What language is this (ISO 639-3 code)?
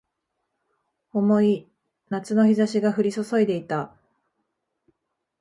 jpn